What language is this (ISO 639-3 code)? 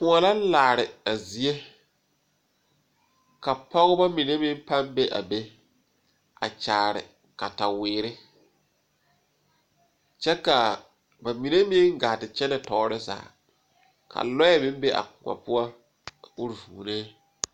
dga